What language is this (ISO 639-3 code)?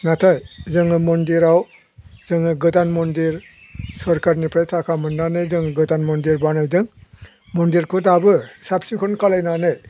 brx